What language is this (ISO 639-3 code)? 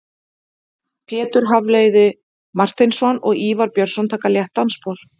isl